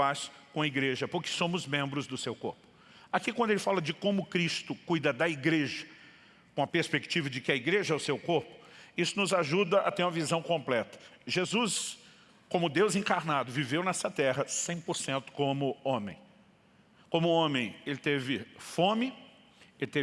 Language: Portuguese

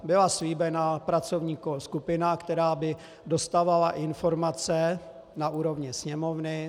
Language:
Czech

